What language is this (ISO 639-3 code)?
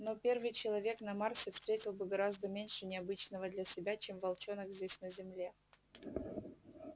rus